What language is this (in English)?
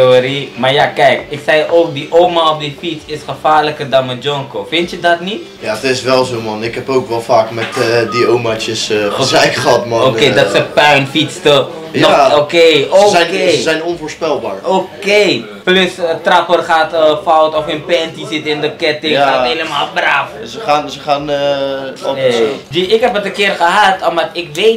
Dutch